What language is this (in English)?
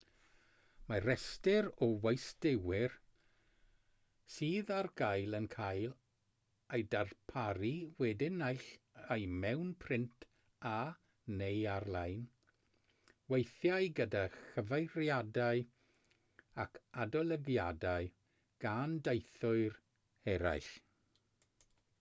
Welsh